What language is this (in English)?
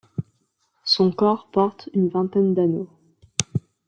French